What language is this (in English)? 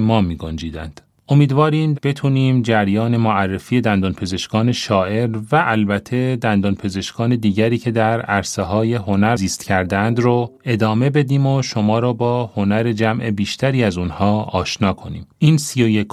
Persian